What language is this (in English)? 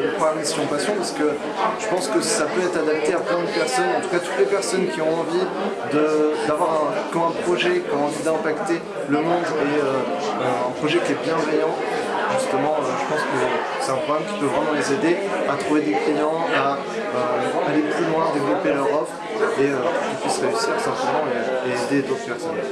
French